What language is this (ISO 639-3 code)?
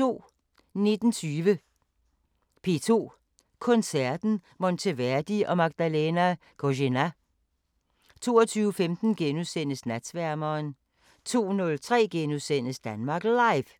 dan